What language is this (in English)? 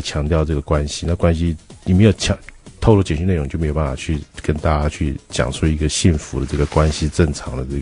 Chinese